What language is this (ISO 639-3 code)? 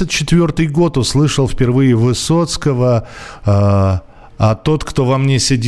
rus